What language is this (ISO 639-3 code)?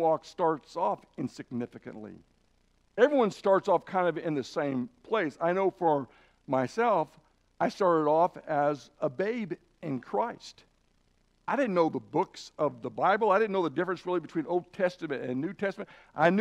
eng